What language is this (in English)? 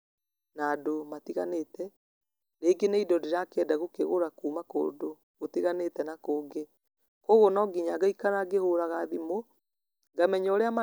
Kikuyu